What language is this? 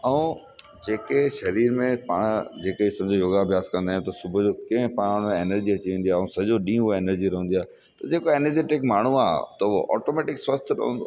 Sindhi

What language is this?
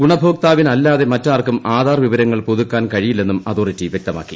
Malayalam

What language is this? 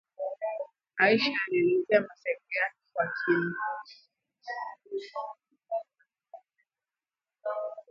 Swahili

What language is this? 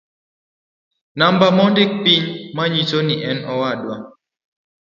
Luo (Kenya and Tanzania)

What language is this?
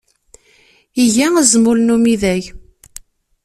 Kabyle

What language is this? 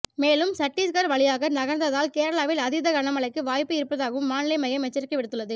Tamil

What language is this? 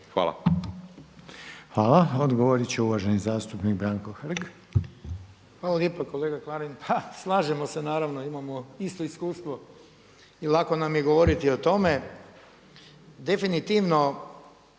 Croatian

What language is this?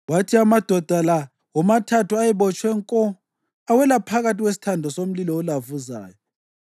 North Ndebele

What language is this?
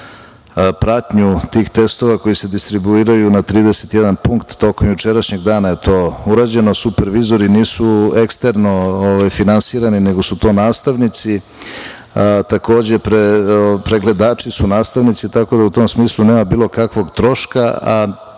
Serbian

